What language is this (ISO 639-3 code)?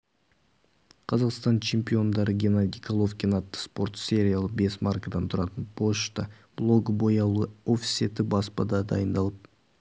kaz